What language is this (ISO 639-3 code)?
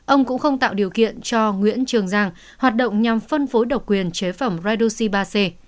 vie